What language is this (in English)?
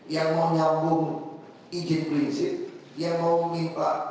Indonesian